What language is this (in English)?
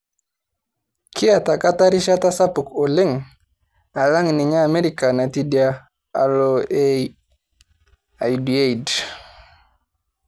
Masai